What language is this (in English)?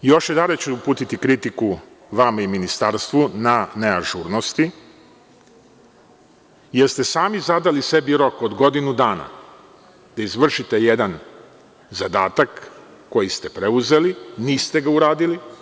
Serbian